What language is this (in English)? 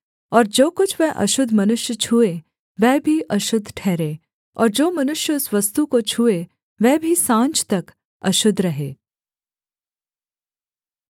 Hindi